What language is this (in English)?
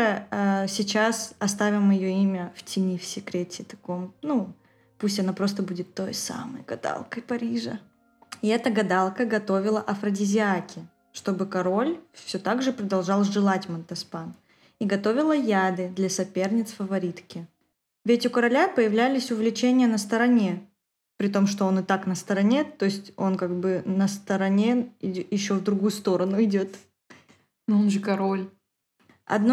Russian